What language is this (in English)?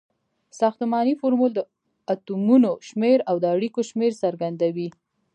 Pashto